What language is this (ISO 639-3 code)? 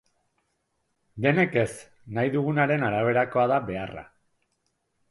eus